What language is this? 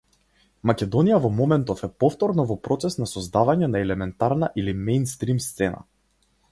Macedonian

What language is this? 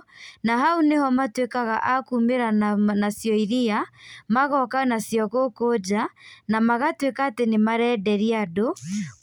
Kikuyu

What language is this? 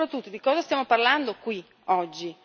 Italian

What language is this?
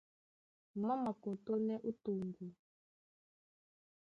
Duala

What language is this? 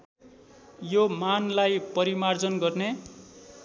Nepali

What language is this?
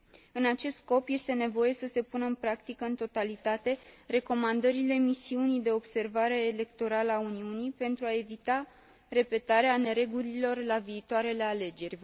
Romanian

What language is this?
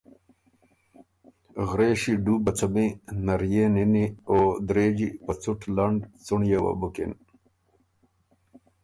Ormuri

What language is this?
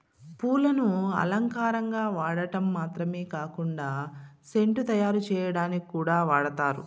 Telugu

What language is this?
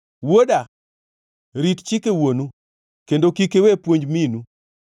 Luo (Kenya and Tanzania)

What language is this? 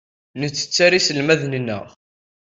Kabyle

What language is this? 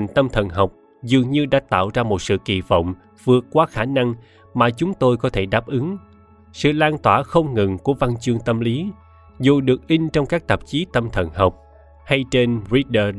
Vietnamese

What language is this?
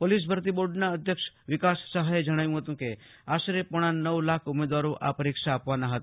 Gujarati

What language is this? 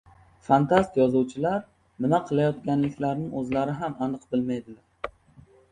Uzbek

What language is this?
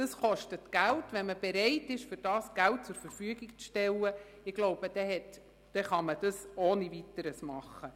Swiss German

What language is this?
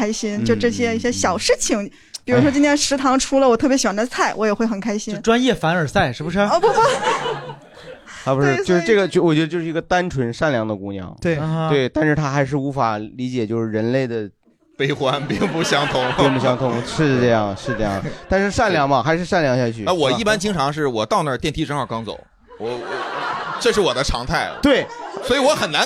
Chinese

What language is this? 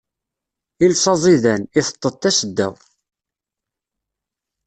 Kabyle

